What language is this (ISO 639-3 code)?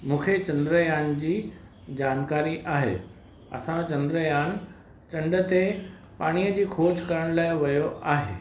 snd